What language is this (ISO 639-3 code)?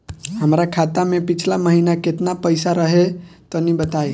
bho